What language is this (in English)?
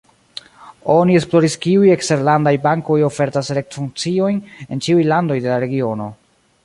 Esperanto